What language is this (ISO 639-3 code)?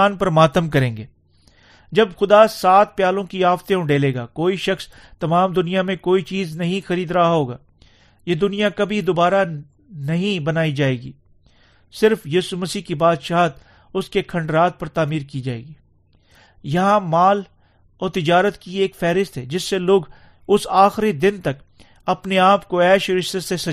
urd